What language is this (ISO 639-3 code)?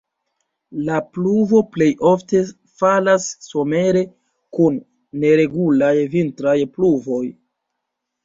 epo